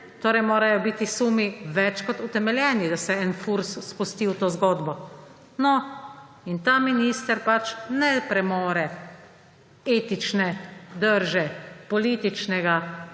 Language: Slovenian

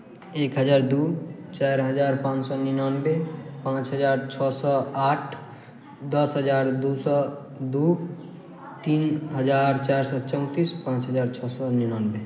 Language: Maithili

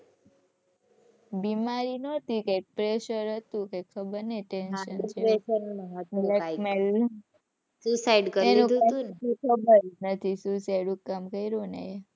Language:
Gujarati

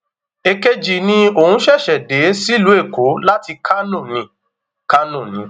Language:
Yoruba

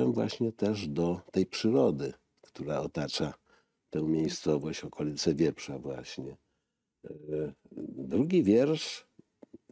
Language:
Polish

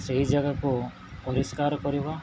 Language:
Odia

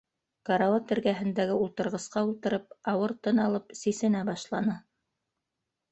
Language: Bashkir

